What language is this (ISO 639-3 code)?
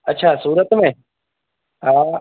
snd